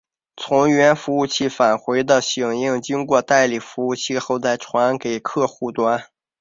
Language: Chinese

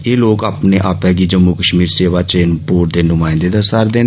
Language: Dogri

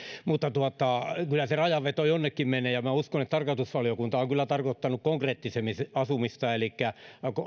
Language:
Finnish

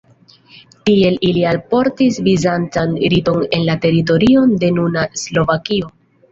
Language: Esperanto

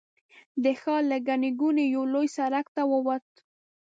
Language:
Pashto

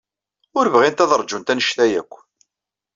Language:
Kabyle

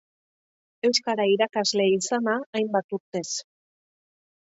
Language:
Basque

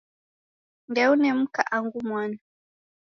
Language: Taita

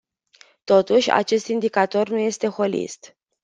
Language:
Romanian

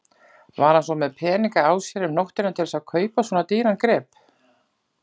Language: Icelandic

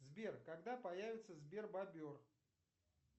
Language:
Russian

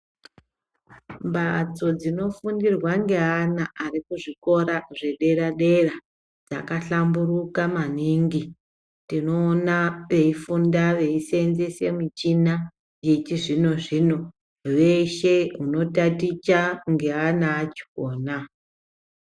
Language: Ndau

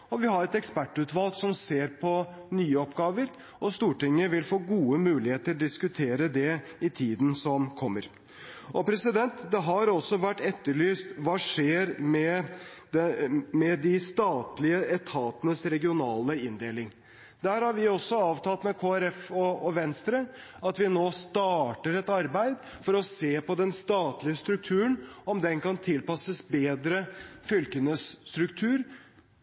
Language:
Norwegian Bokmål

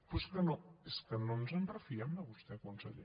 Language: Catalan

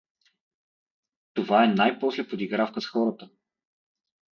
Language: Bulgarian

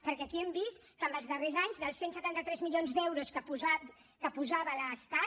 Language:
Catalan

